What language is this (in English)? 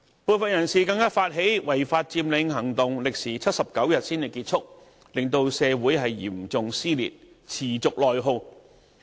Cantonese